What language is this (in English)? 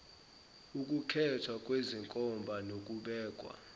Zulu